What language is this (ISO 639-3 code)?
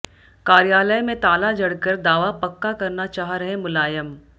hin